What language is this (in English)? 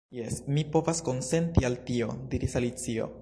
Esperanto